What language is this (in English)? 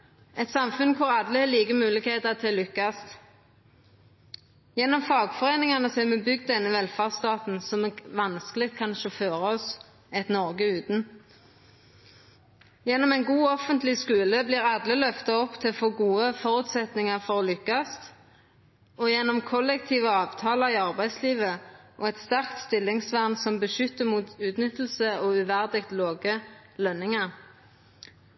Norwegian Nynorsk